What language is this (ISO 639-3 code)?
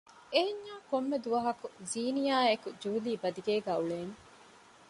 div